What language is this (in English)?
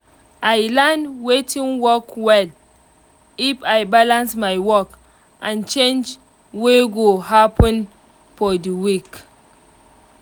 Nigerian Pidgin